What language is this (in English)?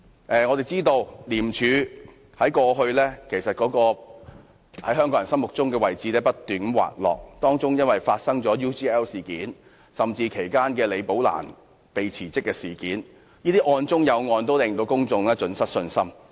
Cantonese